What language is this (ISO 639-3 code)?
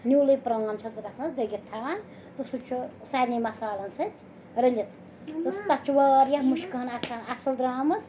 kas